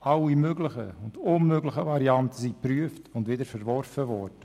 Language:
Swiss German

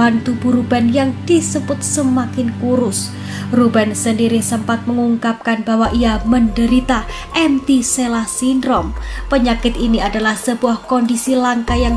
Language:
Indonesian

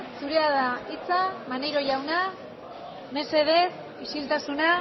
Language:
Basque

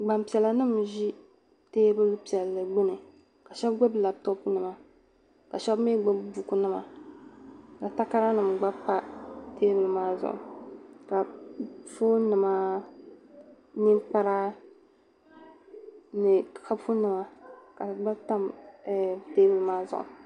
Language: Dagbani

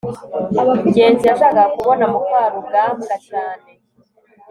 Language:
Kinyarwanda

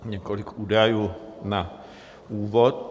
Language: Czech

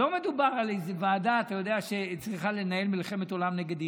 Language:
Hebrew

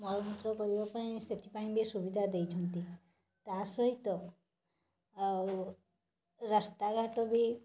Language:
Odia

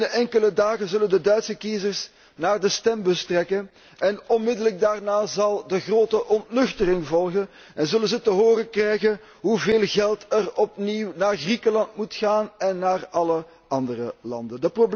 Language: Dutch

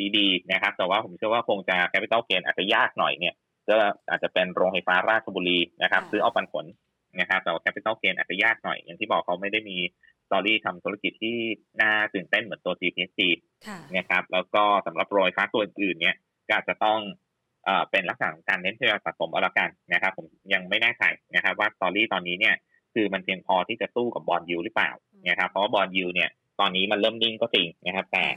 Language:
Thai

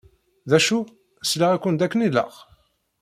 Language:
Kabyle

